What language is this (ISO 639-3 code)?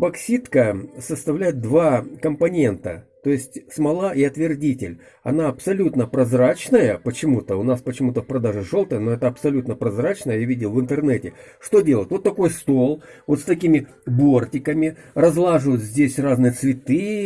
rus